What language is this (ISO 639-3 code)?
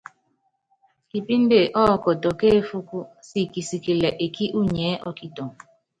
yav